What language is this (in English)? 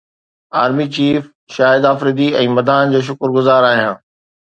Sindhi